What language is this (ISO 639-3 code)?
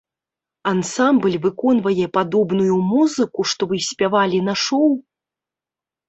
bel